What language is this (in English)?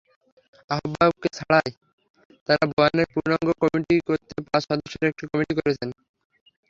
Bangla